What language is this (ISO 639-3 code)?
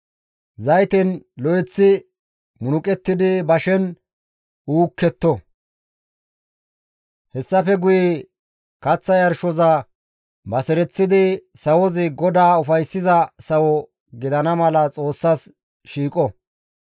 gmv